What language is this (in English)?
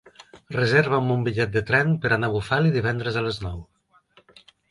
Catalan